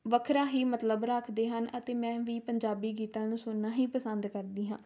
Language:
Punjabi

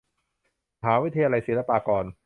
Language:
Thai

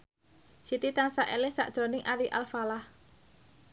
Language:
Javanese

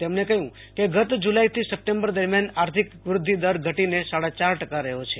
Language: Gujarati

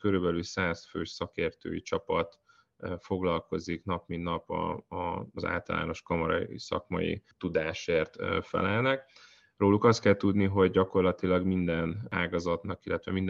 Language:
Hungarian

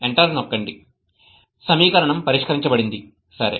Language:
Telugu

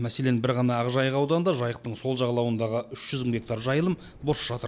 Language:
Kazakh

